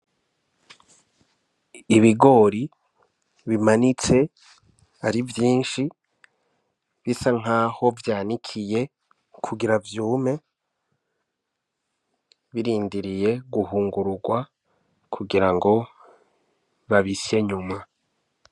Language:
Rundi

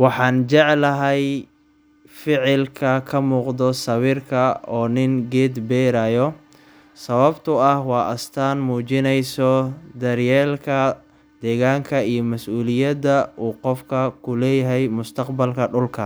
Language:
Somali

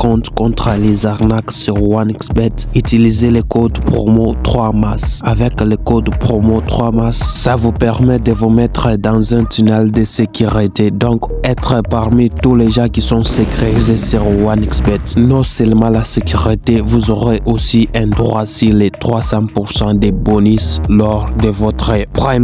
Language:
French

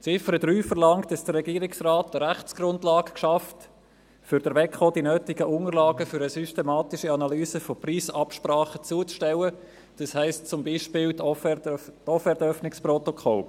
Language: Swiss German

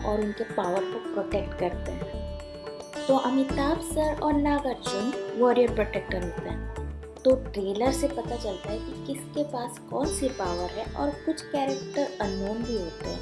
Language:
Hindi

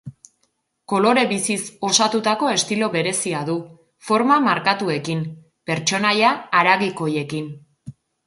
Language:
Basque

